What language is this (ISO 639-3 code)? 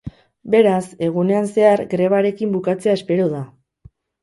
eus